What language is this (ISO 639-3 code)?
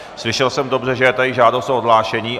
ces